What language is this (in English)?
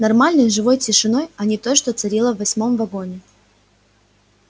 Russian